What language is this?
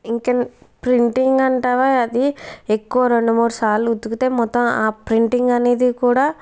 Telugu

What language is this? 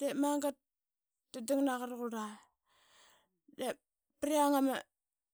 Qaqet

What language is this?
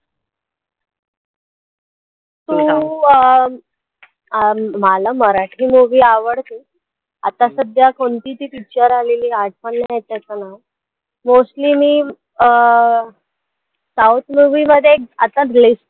Marathi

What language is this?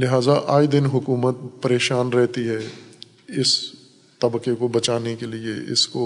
Urdu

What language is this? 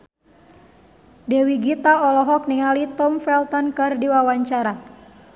Sundanese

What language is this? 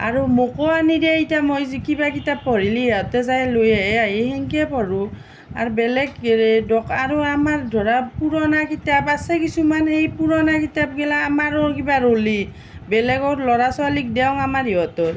Assamese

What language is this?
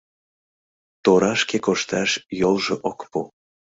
Mari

